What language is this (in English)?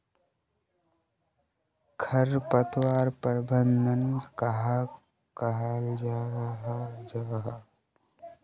Magahi